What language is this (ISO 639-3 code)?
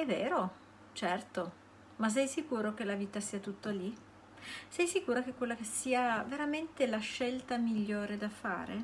ita